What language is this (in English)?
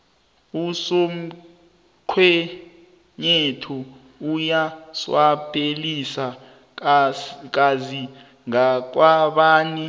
South Ndebele